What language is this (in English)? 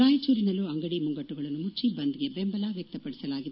Kannada